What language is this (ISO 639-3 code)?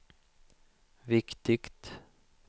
swe